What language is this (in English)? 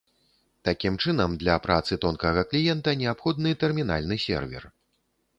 Belarusian